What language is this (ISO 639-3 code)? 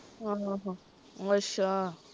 pan